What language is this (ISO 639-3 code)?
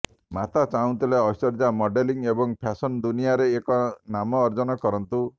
ori